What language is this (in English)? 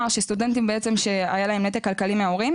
Hebrew